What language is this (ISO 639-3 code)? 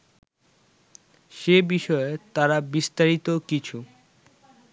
ben